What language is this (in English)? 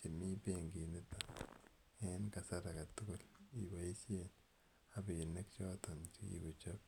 Kalenjin